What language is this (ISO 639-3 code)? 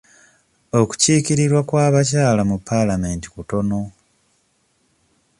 lug